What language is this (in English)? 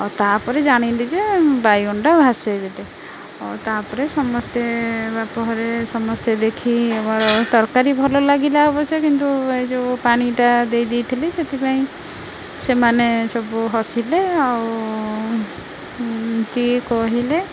Odia